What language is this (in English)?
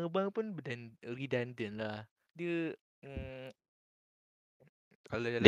Malay